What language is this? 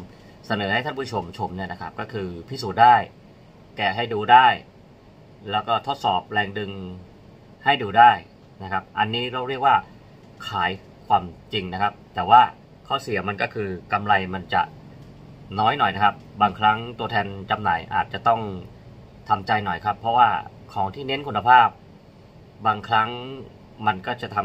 Thai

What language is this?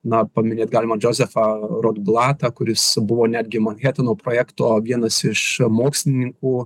Lithuanian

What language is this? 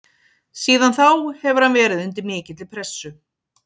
Icelandic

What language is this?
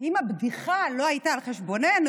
Hebrew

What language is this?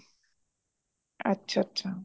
Punjabi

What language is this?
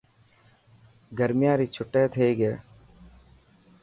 Dhatki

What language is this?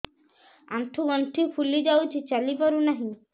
Odia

